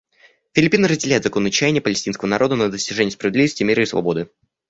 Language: Russian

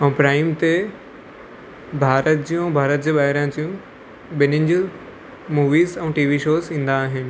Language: Sindhi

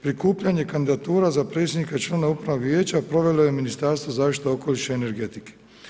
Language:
Croatian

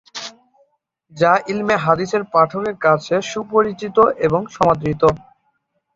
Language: Bangla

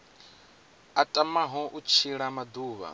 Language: Venda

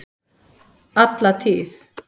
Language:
Icelandic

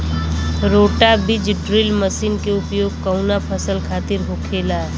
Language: Bhojpuri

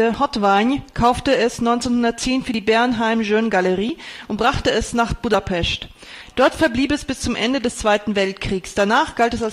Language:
German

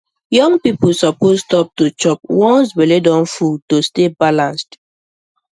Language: Nigerian Pidgin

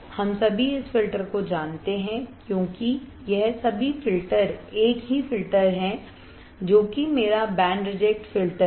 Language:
Hindi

